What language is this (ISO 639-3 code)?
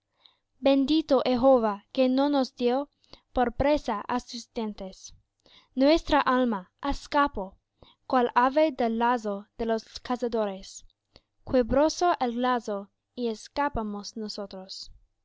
spa